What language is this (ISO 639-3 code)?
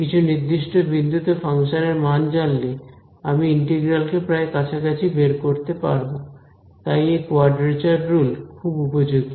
ben